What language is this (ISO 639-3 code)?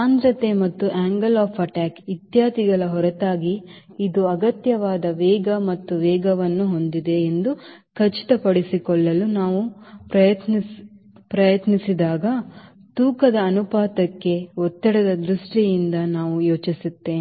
kan